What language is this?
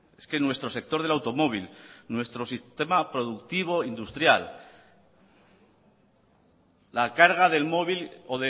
Spanish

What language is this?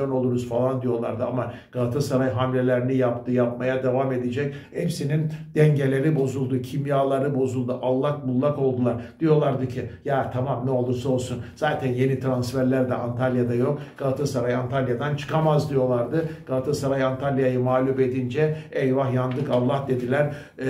Turkish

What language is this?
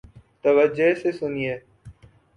Urdu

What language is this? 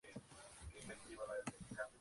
Spanish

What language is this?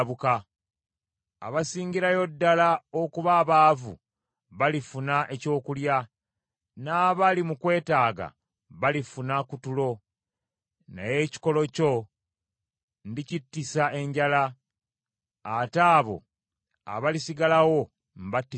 Ganda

